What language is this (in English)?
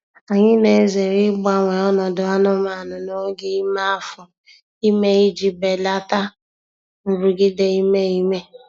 Igbo